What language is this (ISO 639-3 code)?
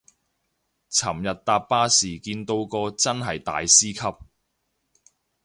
yue